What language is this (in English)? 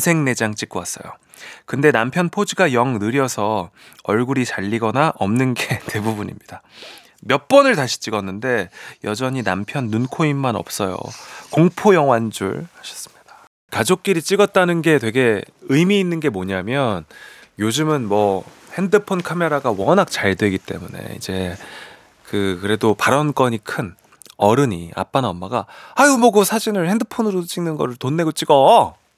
Korean